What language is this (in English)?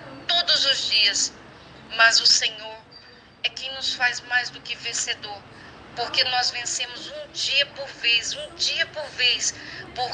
Portuguese